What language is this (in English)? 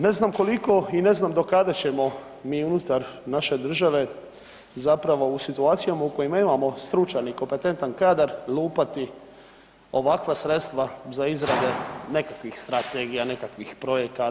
Croatian